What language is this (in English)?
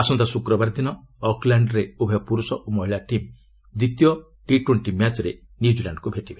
Odia